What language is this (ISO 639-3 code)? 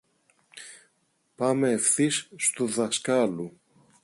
ell